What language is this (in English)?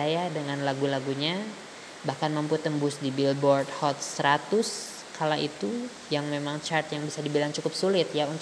Indonesian